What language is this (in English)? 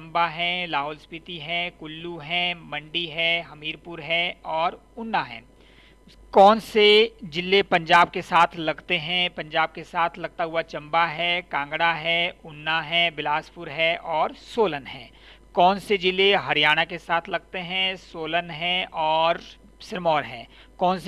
Hindi